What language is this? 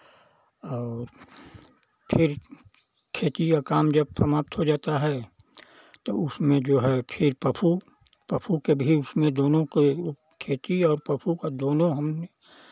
Hindi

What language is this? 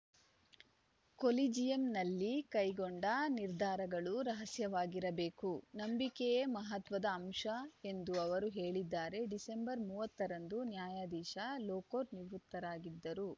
Kannada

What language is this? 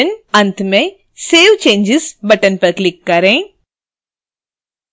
Hindi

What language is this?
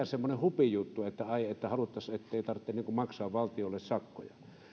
Finnish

